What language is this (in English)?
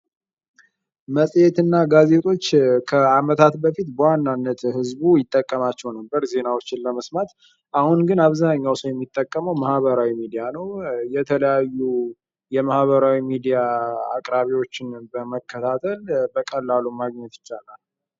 Amharic